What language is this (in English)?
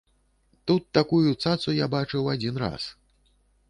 Belarusian